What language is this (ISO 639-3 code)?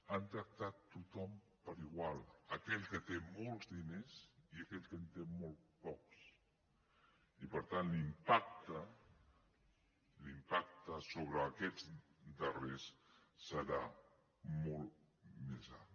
cat